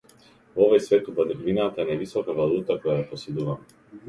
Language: Macedonian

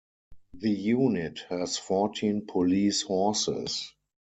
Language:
English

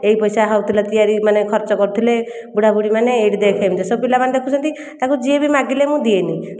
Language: Odia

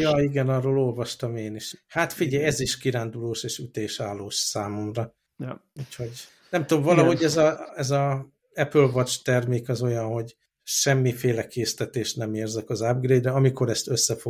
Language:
Hungarian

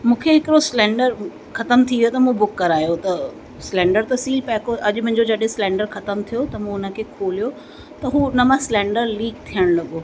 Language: Sindhi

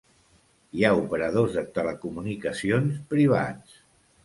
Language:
Catalan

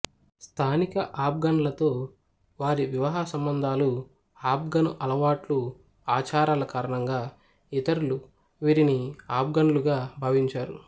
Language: Telugu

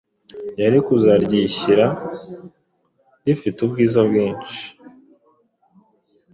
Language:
Kinyarwanda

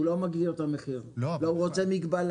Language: Hebrew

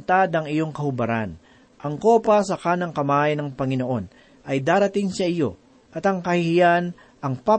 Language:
Filipino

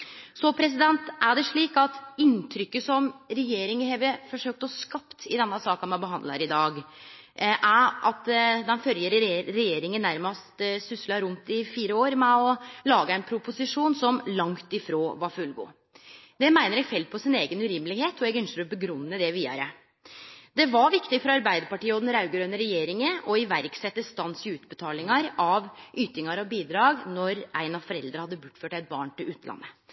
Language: Norwegian Nynorsk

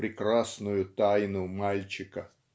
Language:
Russian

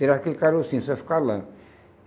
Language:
Portuguese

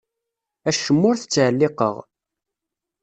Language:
Kabyle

